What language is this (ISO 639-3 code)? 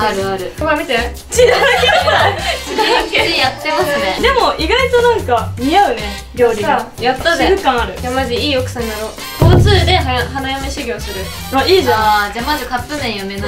jpn